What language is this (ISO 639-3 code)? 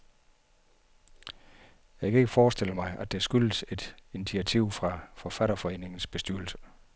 dan